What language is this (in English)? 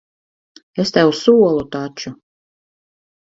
Latvian